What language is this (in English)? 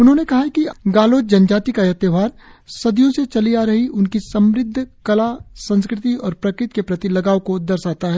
Hindi